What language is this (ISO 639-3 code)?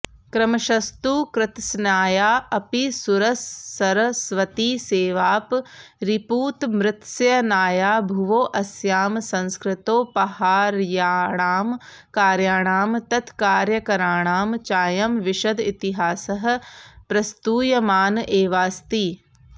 san